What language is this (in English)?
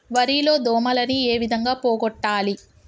Telugu